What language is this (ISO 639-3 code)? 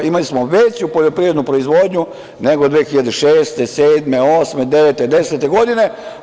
srp